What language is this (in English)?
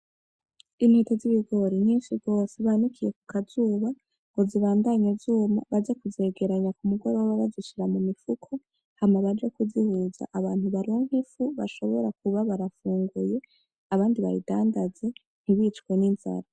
Rundi